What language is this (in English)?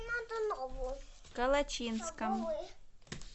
Russian